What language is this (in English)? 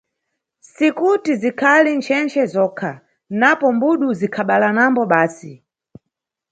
Nyungwe